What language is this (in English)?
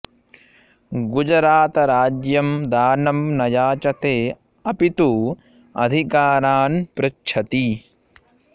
Sanskrit